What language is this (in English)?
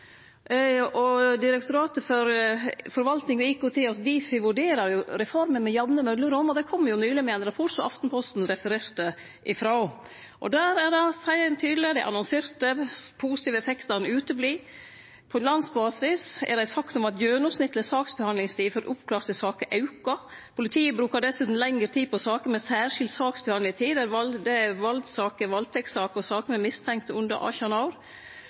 Norwegian Nynorsk